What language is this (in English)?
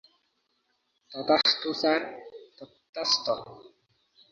Bangla